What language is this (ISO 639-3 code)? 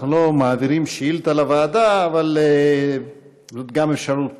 heb